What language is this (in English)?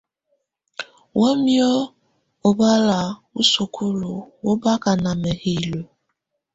Tunen